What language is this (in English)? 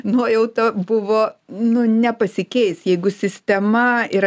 Lithuanian